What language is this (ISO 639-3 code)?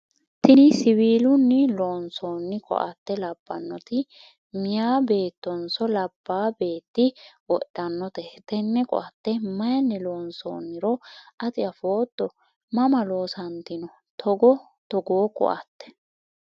sid